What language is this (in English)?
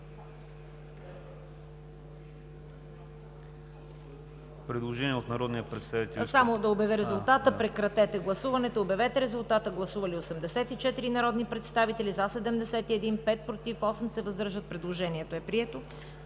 Bulgarian